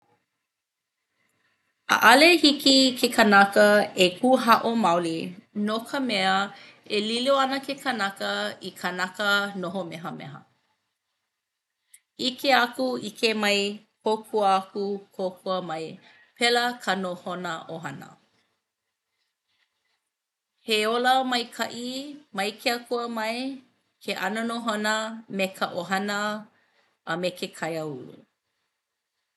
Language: Hawaiian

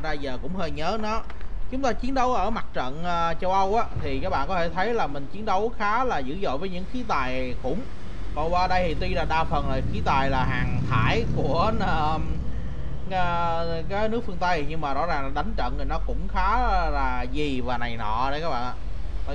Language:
Vietnamese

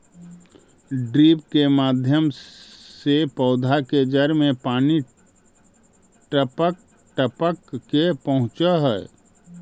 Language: Magahi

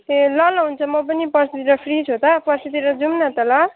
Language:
Nepali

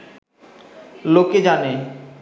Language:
Bangla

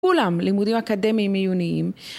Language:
Hebrew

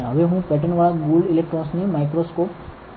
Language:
Gujarati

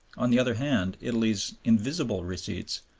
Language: English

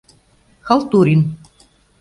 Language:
Mari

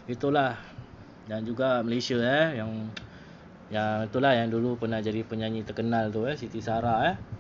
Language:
Malay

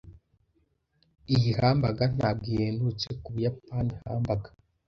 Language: Kinyarwanda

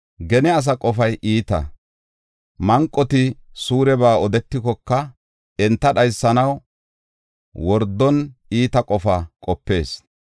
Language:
Gofa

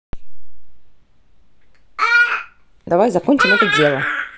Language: Russian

